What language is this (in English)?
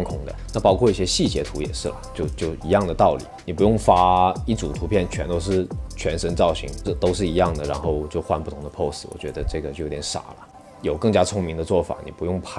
Chinese